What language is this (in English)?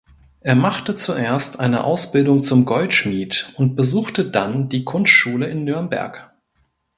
German